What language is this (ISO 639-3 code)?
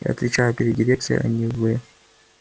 rus